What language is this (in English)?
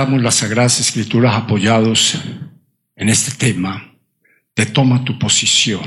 Spanish